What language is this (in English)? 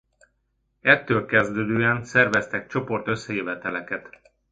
Hungarian